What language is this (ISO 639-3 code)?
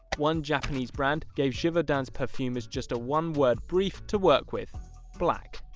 eng